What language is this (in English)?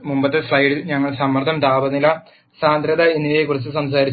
Malayalam